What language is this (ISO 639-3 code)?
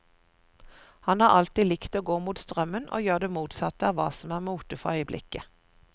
nor